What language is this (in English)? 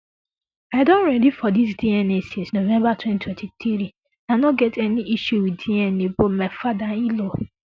Nigerian Pidgin